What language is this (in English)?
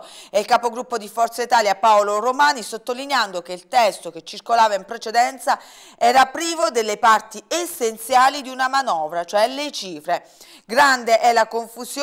Italian